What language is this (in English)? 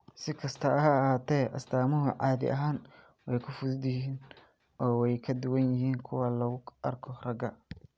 Somali